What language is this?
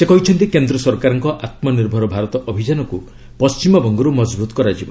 Odia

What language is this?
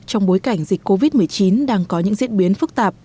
Vietnamese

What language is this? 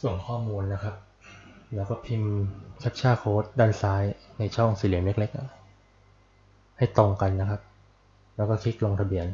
Thai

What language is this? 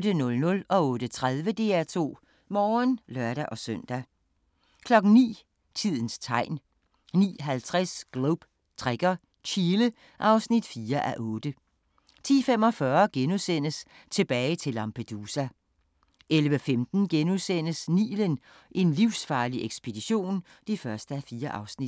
Danish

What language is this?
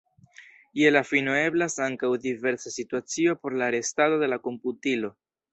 Esperanto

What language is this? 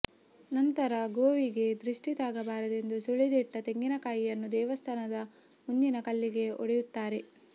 Kannada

